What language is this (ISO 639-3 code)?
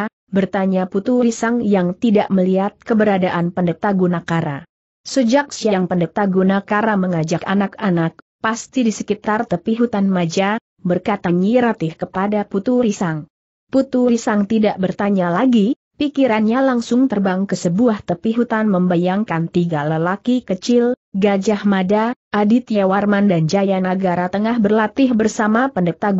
ind